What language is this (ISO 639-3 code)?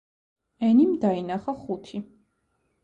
kat